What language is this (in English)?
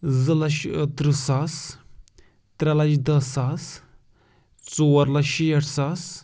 Kashmiri